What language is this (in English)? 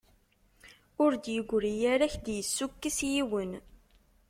Kabyle